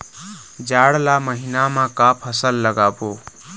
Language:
Chhattisgarhi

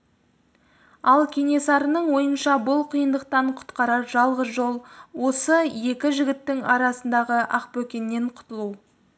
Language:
Kazakh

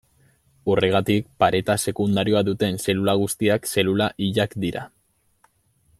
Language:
Basque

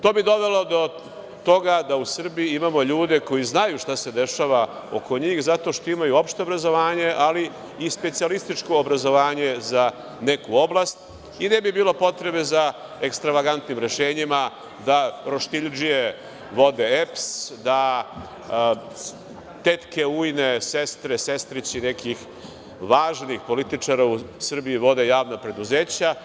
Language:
Serbian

